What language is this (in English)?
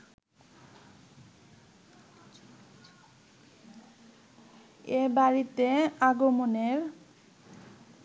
Bangla